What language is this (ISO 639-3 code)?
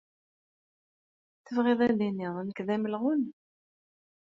kab